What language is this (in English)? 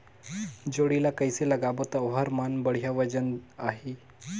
Chhattisgarhi